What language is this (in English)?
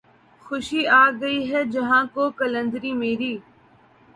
Urdu